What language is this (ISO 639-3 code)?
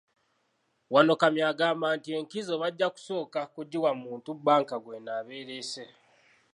lug